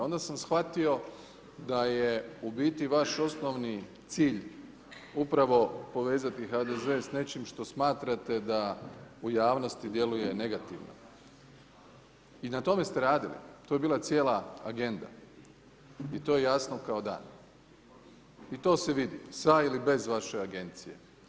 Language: Croatian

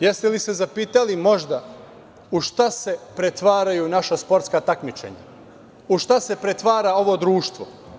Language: Serbian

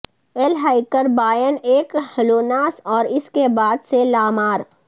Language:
Urdu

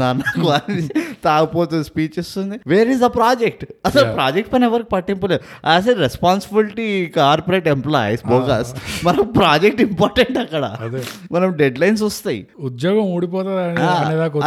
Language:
Telugu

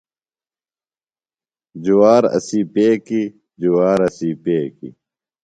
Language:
Phalura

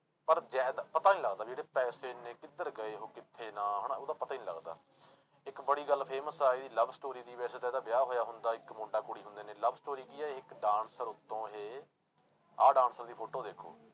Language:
Punjabi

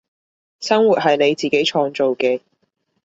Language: Cantonese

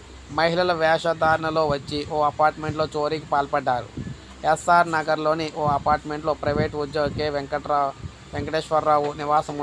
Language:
Telugu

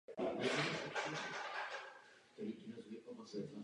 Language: Czech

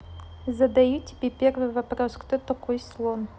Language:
Russian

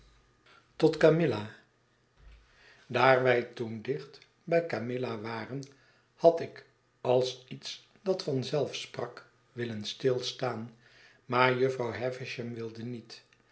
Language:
Dutch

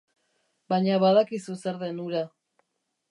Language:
Basque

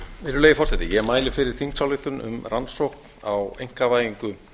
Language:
Icelandic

